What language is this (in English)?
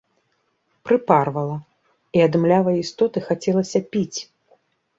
Belarusian